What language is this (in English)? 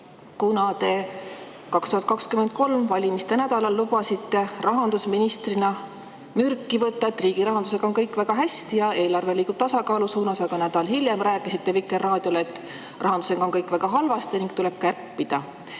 Estonian